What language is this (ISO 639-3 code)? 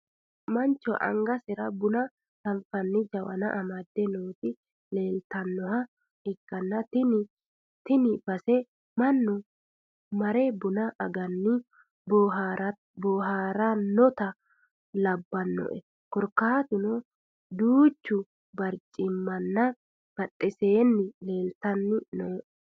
sid